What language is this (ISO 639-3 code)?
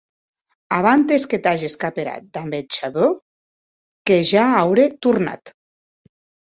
oci